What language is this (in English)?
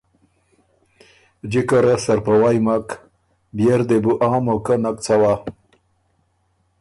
Ormuri